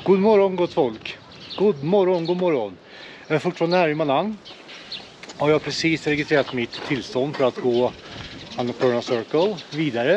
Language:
Swedish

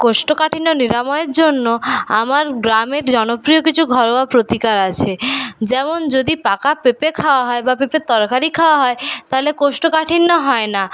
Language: Bangla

